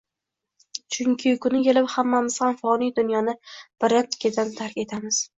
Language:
Uzbek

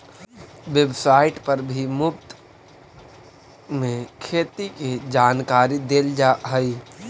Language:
Magahi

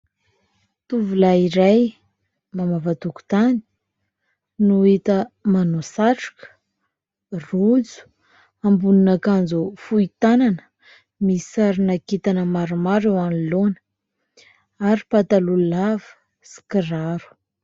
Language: Malagasy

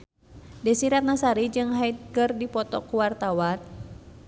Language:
Sundanese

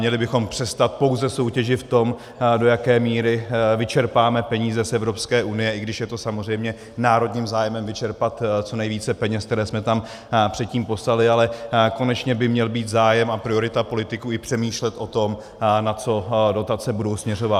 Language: Czech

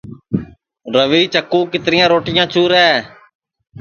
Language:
Sansi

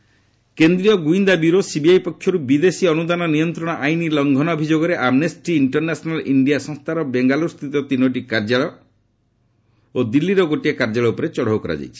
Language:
Odia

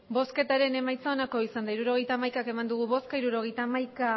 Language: Basque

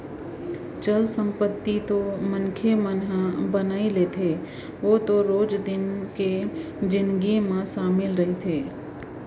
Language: Chhattisgarhi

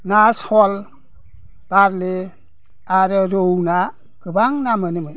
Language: Bodo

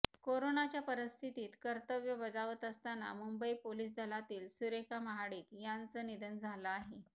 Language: Marathi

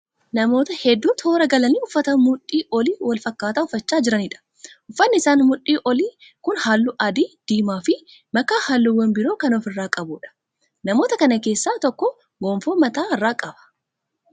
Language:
Oromo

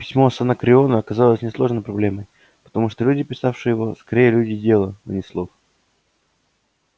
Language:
Russian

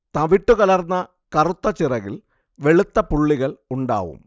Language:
Malayalam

